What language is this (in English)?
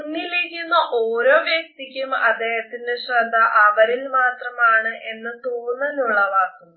Malayalam